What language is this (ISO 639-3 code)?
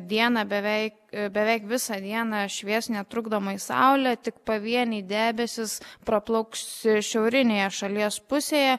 lit